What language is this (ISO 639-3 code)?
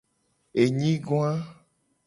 gej